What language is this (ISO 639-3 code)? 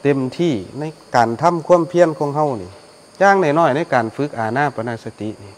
tha